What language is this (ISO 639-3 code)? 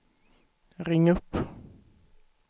swe